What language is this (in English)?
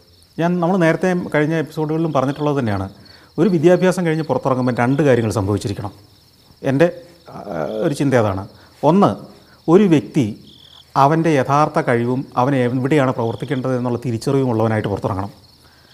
Malayalam